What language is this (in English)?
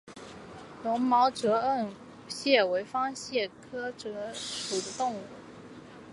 Chinese